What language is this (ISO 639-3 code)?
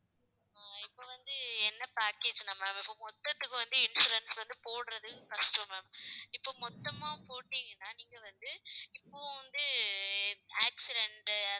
tam